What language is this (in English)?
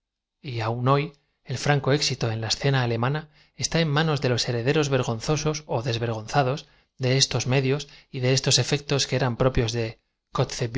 Spanish